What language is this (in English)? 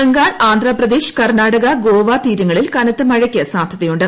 Malayalam